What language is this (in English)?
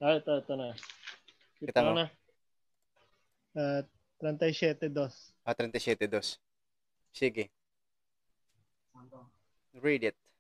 Filipino